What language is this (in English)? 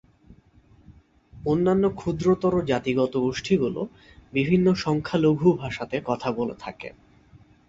Bangla